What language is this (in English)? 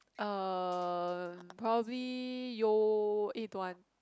English